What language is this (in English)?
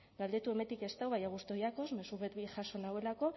Basque